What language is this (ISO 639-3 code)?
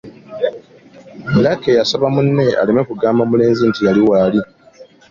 lug